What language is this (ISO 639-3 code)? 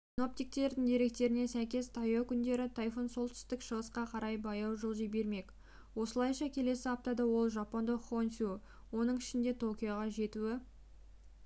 kaz